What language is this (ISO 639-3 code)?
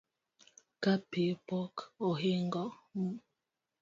luo